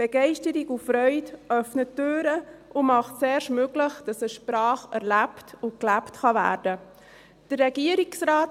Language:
Swiss German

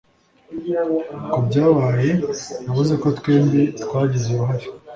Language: Kinyarwanda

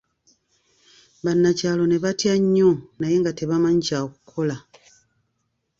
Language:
Ganda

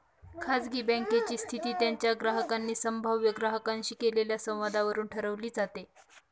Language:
Marathi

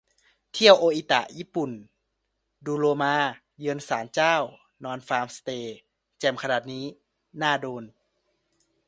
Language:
Thai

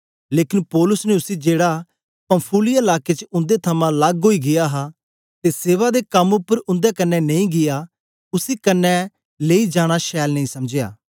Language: Dogri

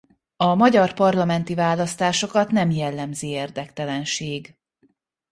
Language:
Hungarian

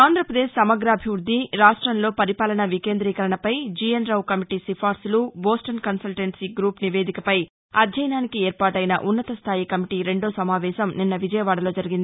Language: Telugu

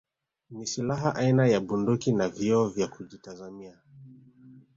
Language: Swahili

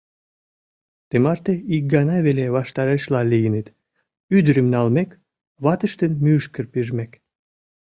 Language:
Mari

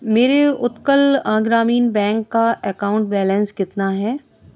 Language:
Urdu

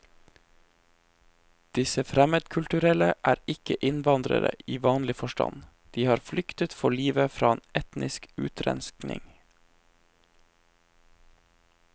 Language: Norwegian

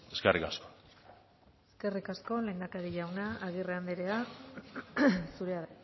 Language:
Basque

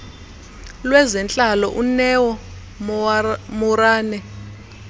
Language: Xhosa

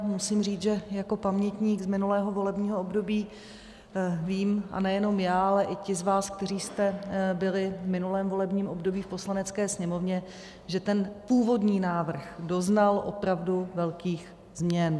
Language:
Czech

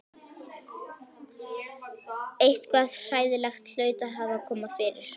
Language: Icelandic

